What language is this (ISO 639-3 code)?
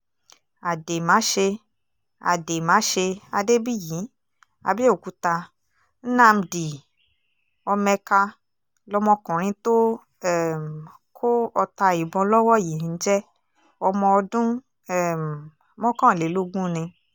yor